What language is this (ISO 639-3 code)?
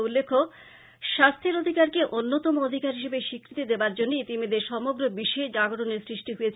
ben